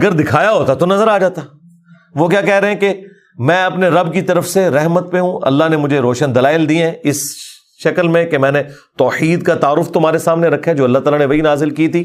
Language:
Urdu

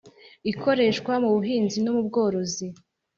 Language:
Kinyarwanda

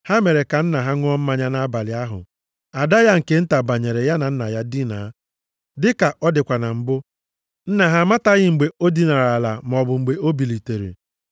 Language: Igbo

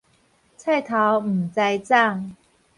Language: Min Nan Chinese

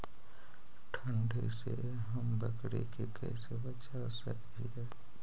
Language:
Magahi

